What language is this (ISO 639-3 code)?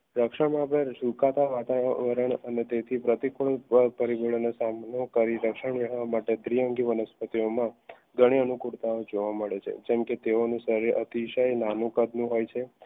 guj